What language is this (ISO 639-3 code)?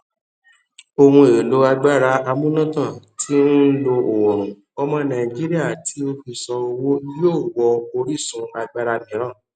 yor